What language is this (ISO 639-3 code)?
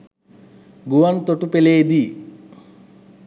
sin